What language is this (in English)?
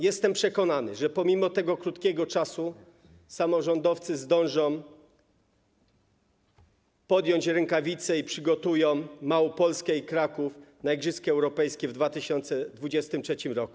Polish